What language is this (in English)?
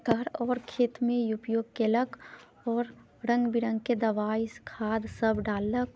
Maithili